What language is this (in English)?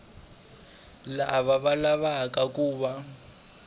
Tsonga